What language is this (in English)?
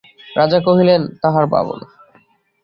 Bangla